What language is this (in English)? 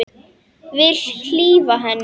Icelandic